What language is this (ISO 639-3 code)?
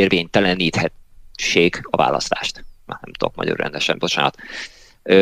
hun